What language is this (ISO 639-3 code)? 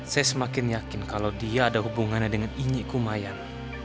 ind